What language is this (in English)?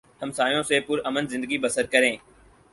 Urdu